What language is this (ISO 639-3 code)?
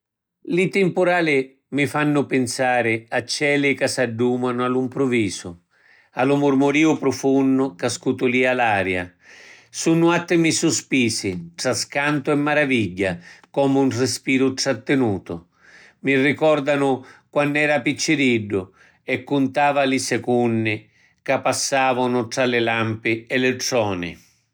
scn